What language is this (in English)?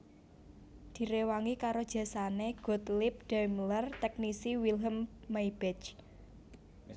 Javanese